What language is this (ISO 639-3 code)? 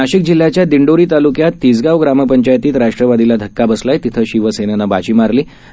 mar